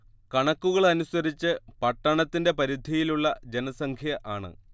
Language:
Malayalam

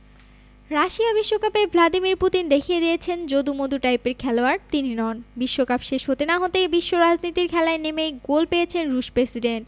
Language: Bangla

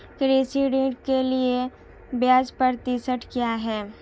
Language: Hindi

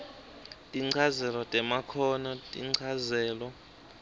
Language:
Swati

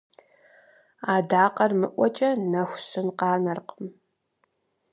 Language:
Kabardian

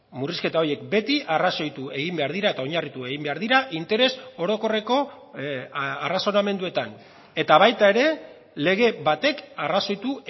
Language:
Basque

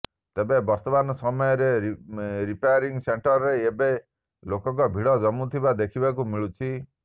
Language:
Odia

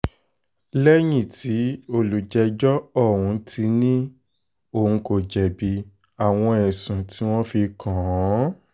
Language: Yoruba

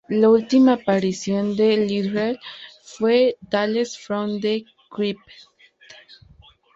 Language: Spanish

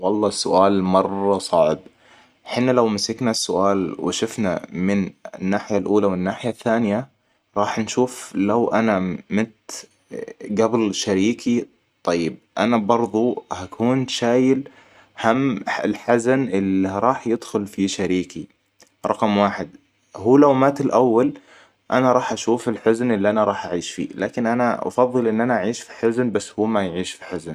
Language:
Hijazi Arabic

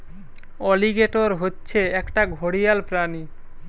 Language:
Bangla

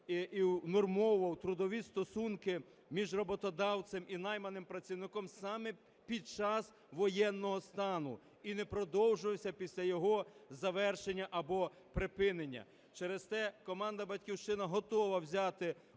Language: Ukrainian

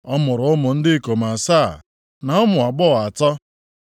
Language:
Igbo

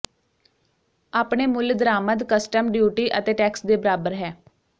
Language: Punjabi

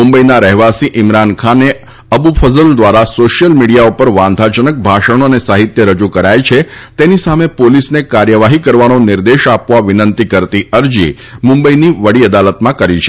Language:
Gujarati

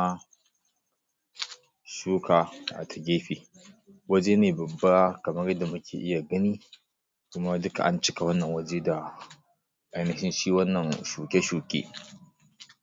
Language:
Hausa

